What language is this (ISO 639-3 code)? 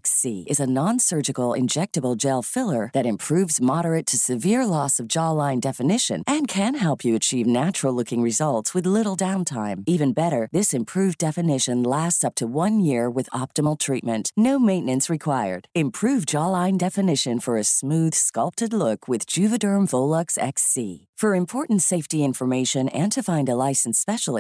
fil